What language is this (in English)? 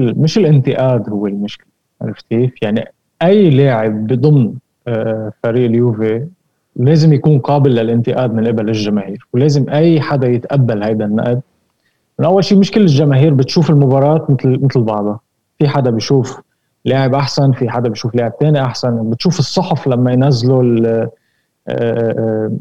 Arabic